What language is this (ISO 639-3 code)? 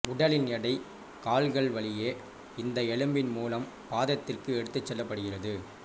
tam